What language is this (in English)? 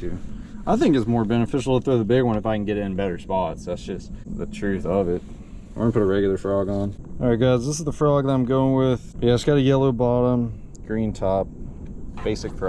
English